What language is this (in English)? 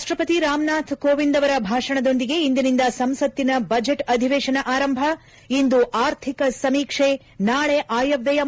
Kannada